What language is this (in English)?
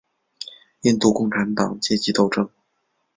Chinese